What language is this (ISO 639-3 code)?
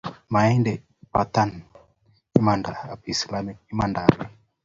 kln